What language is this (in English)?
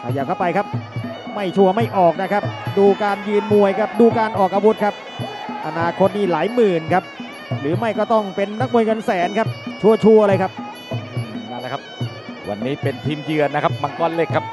Thai